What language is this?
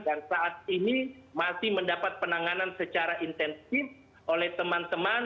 Indonesian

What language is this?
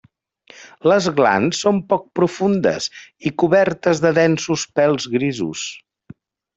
Catalan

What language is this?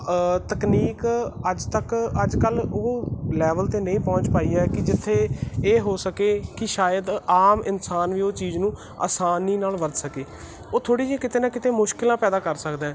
Punjabi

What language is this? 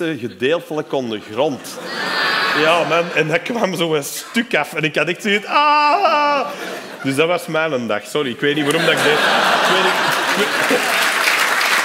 Dutch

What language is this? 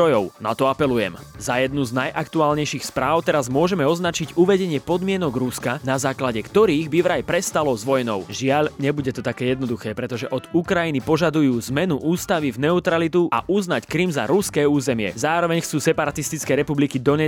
Slovak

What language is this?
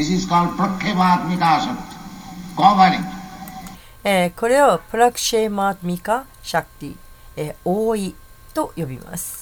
Japanese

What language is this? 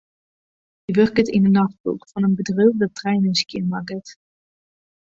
Western Frisian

